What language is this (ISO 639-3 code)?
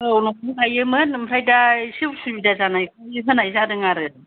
brx